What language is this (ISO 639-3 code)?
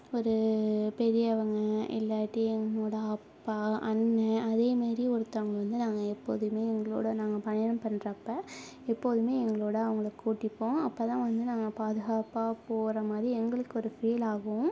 tam